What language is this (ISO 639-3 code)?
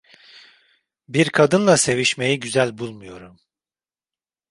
tur